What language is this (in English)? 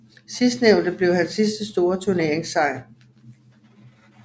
Danish